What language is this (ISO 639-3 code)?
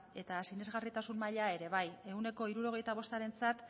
eus